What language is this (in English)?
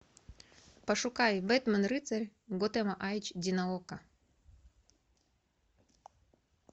Russian